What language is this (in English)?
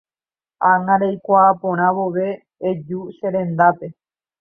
Guarani